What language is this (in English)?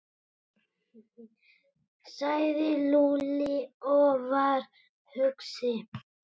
Icelandic